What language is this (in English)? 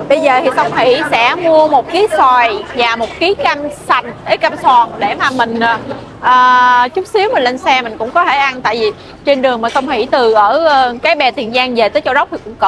Vietnamese